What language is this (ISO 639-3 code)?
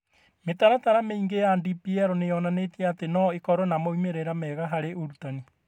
kik